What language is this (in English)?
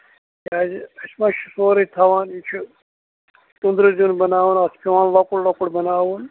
Kashmiri